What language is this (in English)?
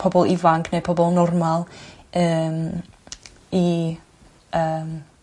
Welsh